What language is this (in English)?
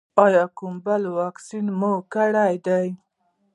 Pashto